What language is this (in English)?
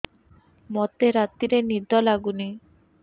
Odia